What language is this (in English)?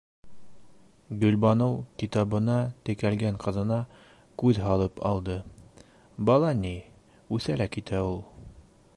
Bashkir